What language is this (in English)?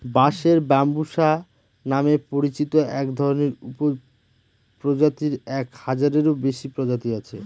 Bangla